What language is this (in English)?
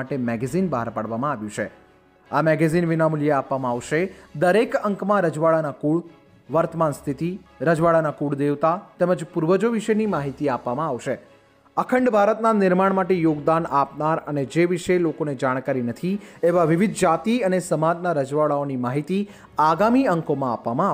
Hindi